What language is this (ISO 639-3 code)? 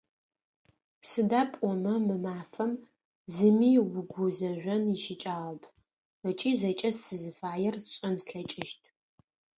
ady